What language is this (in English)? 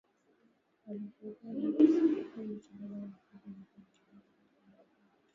Swahili